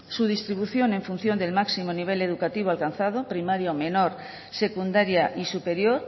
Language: Spanish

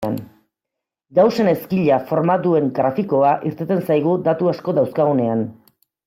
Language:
Basque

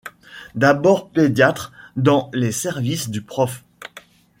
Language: French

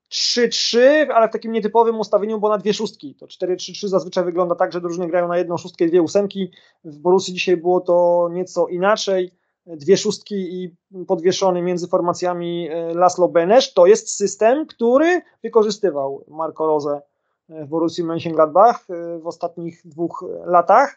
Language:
Polish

